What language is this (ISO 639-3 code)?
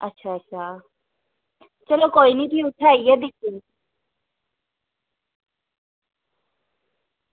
doi